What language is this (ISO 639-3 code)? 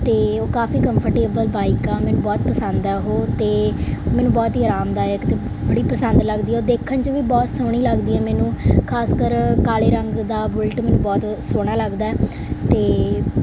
pan